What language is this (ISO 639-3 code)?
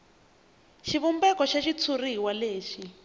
tso